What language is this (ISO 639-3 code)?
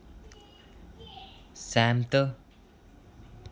doi